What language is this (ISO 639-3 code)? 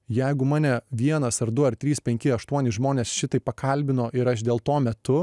lit